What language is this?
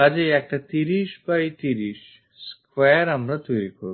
Bangla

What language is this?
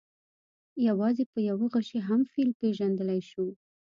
Pashto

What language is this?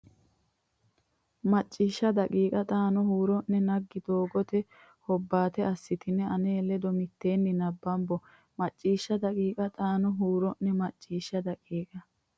Sidamo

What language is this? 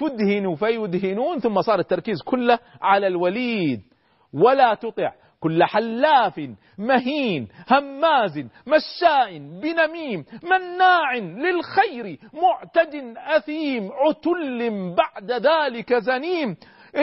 Arabic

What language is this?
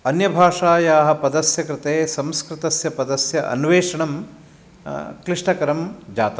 Sanskrit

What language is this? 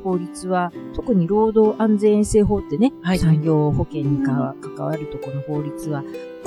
Japanese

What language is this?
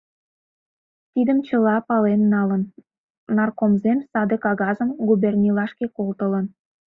Mari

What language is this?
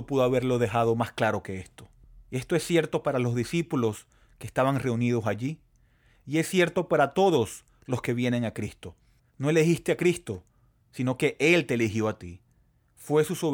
Spanish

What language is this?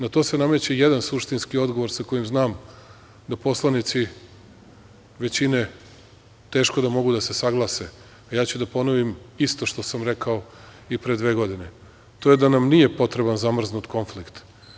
Serbian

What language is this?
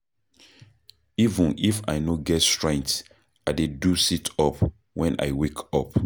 Nigerian Pidgin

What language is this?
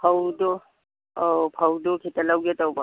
Manipuri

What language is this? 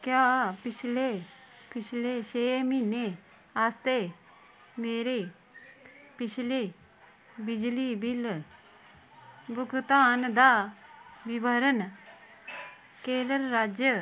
Dogri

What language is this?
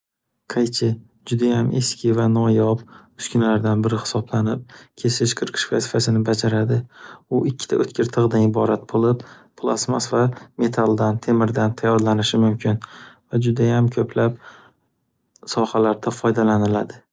Uzbek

